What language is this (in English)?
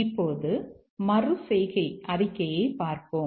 Tamil